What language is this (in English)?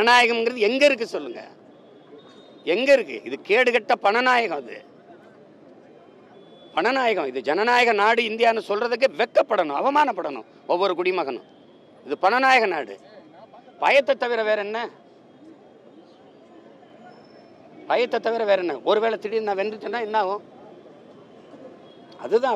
Arabic